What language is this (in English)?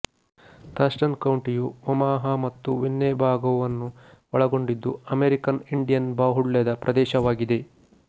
Kannada